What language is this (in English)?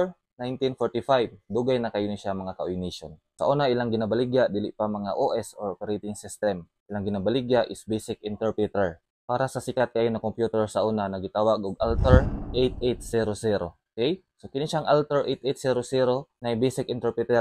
Filipino